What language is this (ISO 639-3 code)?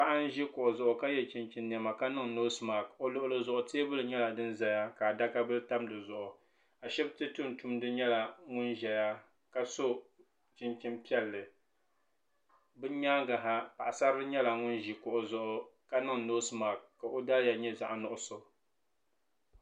dag